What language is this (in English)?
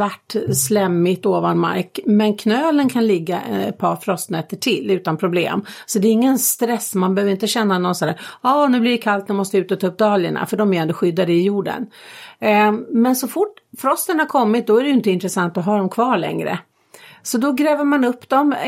Swedish